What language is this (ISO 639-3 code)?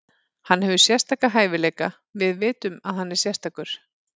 isl